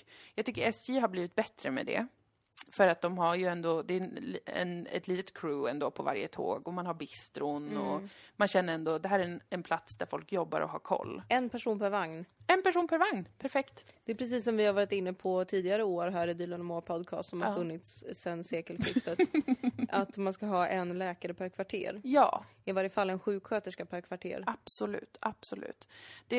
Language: Swedish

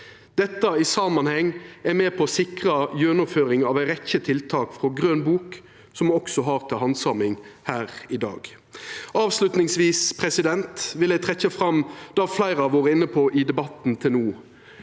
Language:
Norwegian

